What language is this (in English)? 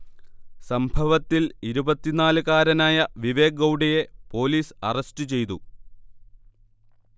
Malayalam